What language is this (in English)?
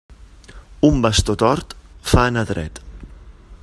Catalan